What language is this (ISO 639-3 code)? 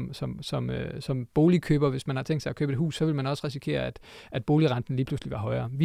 dan